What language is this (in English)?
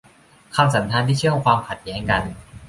Thai